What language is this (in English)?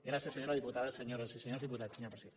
Catalan